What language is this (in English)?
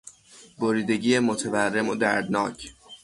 Persian